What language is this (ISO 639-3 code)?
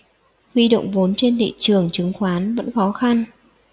vie